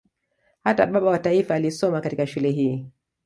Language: Swahili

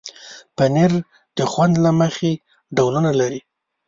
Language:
Pashto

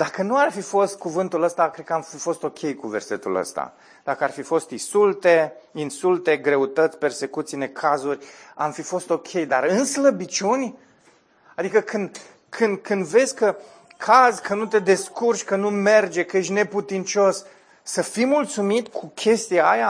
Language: Romanian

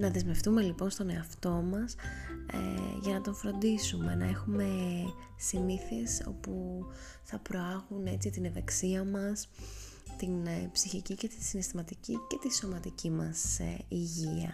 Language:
Greek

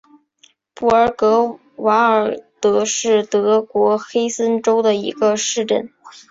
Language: Chinese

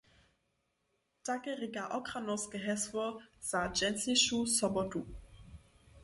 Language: Upper Sorbian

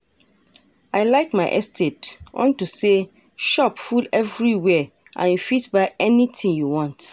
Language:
Nigerian Pidgin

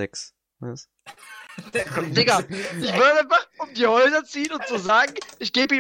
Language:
German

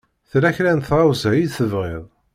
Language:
Kabyle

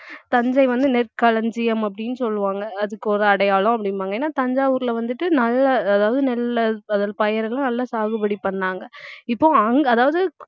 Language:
Tamil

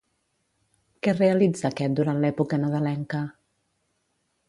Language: Catalan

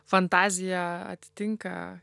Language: Lithuanian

